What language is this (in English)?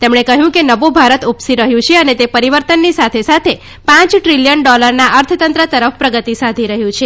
Gujarati